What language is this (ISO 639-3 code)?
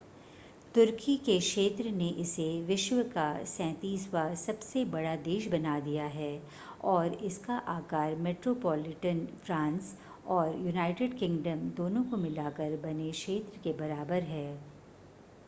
hin